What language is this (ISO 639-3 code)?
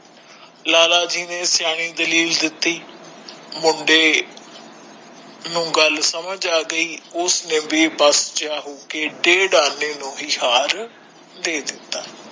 pan